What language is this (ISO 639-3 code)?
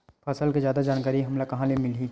hne